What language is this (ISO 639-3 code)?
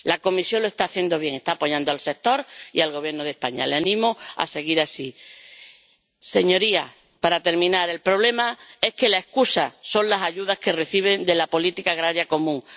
spa